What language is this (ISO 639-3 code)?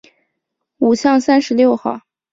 zho